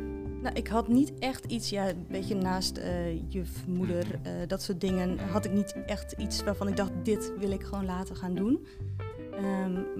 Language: Dutch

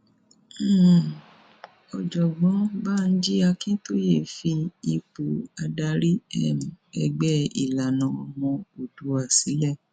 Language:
Yoruba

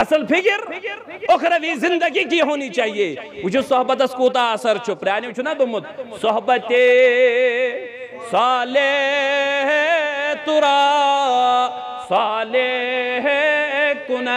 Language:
Arabic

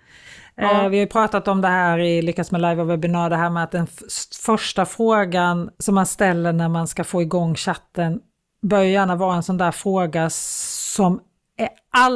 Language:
Swedish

